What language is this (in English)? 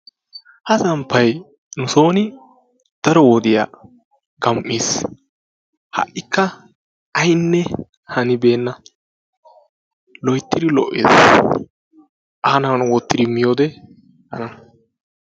Wolaytta